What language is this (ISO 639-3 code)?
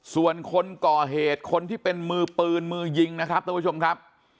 tha